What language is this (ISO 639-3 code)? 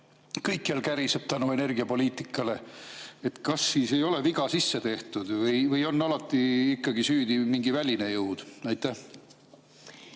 est